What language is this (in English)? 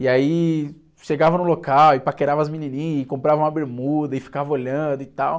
Portuguese